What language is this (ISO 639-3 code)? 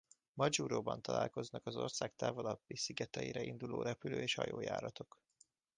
hun